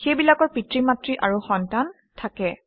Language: Assamese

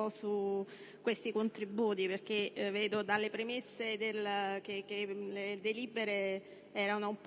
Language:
Italian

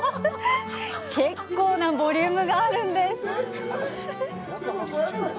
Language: Japanese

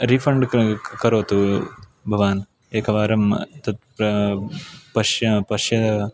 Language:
Sanskrit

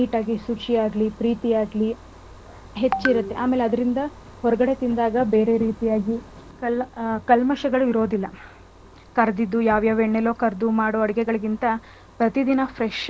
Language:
Kannada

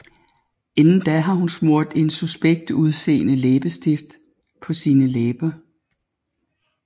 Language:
Danish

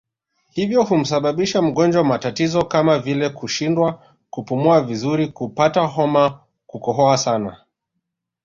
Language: Swahili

